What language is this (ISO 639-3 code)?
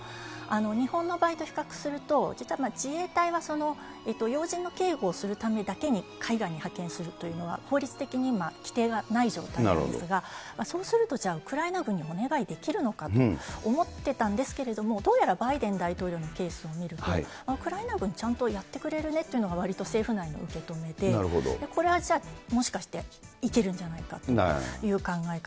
jpn